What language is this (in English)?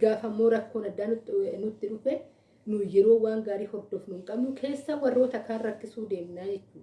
Oromo